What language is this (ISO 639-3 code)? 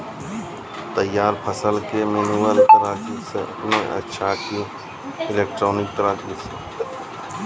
mai